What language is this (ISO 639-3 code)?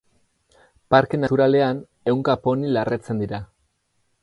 eus